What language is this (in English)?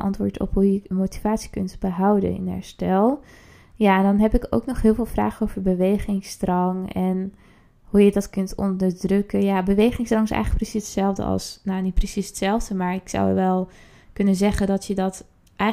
Dutch